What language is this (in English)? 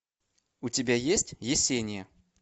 Russian